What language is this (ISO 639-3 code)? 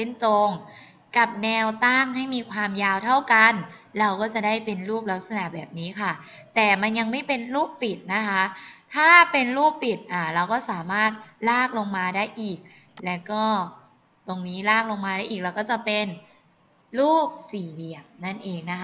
tha